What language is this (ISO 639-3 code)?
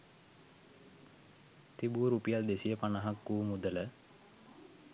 sin